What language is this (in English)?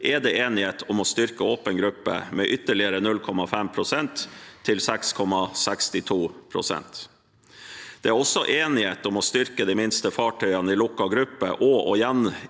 Norwegian